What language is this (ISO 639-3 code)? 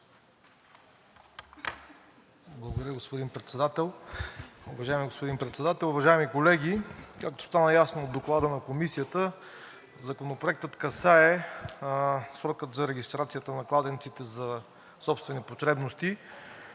bul